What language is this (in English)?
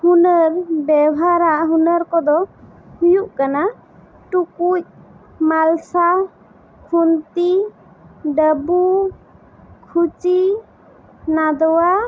Santali